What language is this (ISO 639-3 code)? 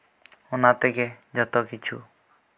sat